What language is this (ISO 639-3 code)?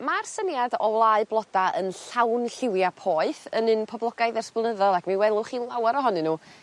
cym